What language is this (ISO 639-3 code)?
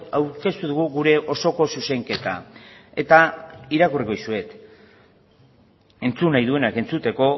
eus